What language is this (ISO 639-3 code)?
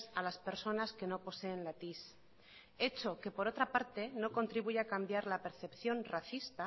spa